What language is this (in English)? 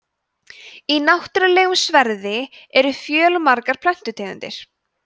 Icelandic